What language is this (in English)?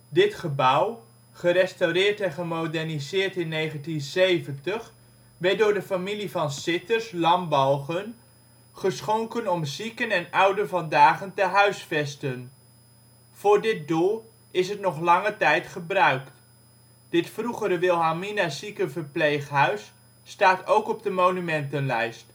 Dutch